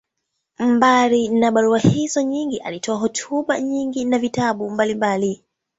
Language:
Swahili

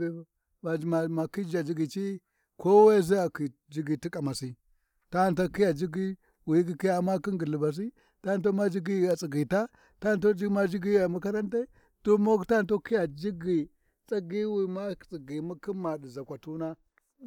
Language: Warji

